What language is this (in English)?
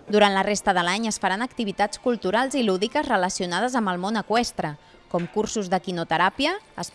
Catalan